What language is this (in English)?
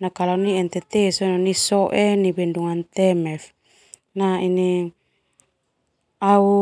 Termanu